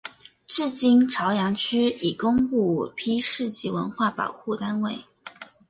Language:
Chinese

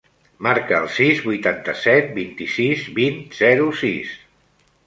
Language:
Catalan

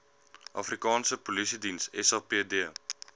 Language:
Afrikaans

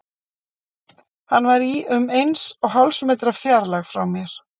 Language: Icelandic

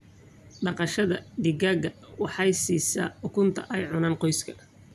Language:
Somali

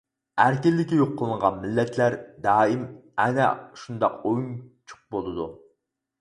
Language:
Uyghur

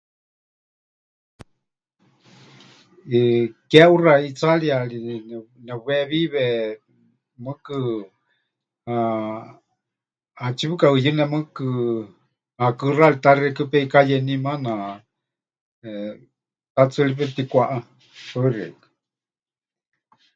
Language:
Huichol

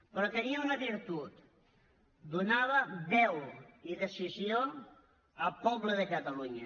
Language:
Catalan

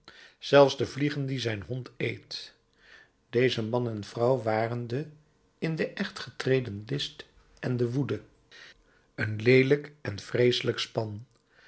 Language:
Dutch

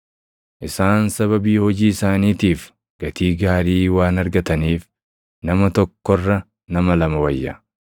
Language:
Oromo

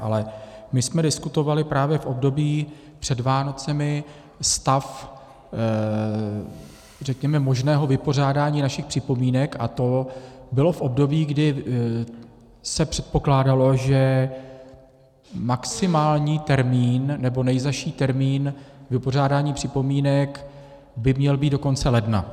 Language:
Czech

